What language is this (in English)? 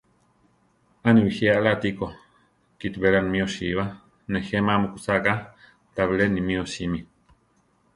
Central Tarahumara